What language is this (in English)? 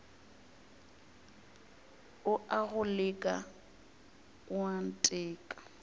Northern Sotho